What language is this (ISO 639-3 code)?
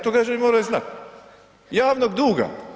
hrv